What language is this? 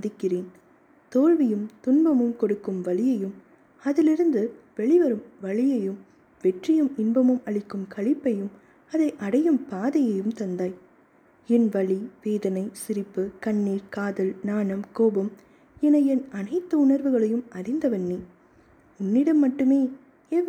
Tamil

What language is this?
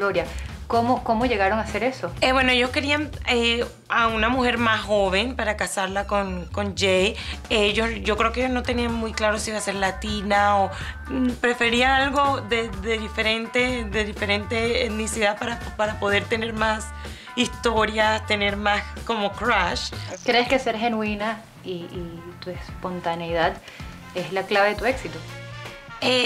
Spanish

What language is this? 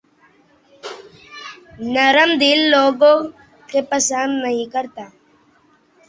Urdu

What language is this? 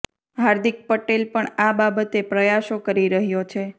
Gujarati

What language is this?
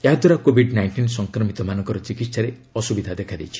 Odia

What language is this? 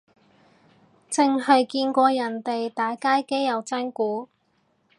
Cantonese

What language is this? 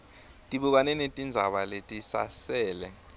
Swati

